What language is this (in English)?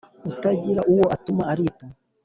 Kinyarwanda